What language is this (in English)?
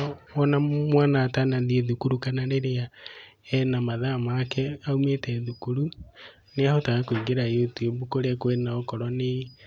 Kikuyu